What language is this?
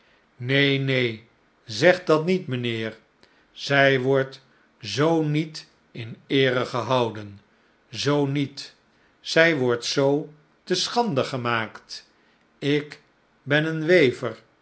Dutch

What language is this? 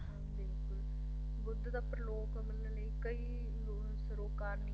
Punjabi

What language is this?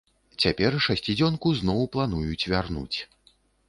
Belarusian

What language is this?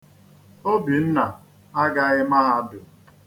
Igbo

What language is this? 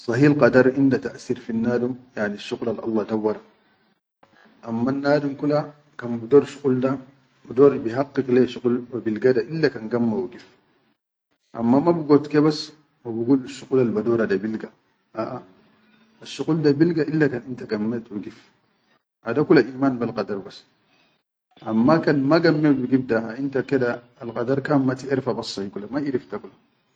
Chadian Arabic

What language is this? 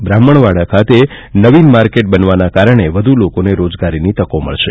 Gujarati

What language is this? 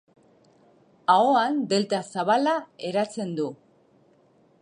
Basque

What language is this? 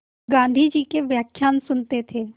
Hindi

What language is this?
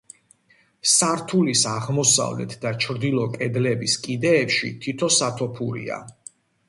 Georgian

